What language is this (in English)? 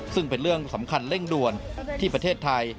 Thai